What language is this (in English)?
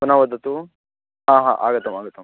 Sanskrit